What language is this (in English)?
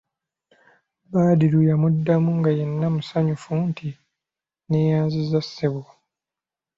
Ganda